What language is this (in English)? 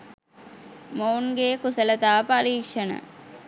Sinhala